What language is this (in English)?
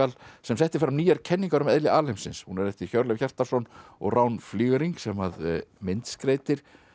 Icelandic